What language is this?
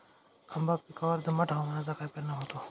Marathi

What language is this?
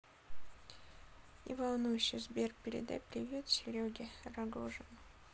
Russian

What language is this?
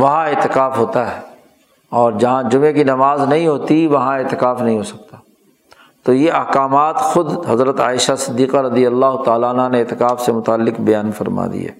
Urdu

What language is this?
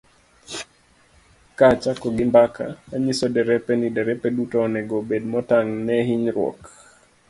Luo (Kenya and Tanzania)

